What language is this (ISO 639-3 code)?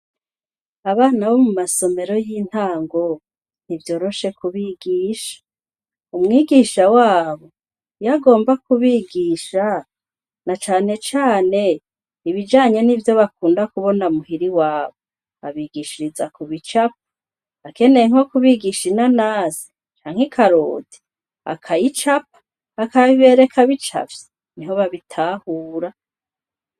run